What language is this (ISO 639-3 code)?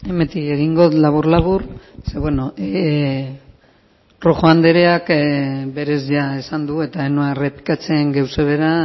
eus